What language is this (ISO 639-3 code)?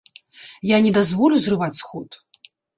bel